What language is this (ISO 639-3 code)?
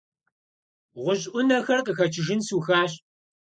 kbd